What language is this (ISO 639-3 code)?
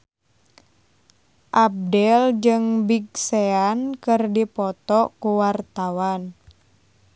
sun